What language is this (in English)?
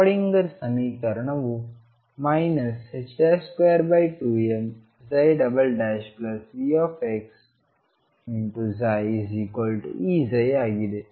Kannada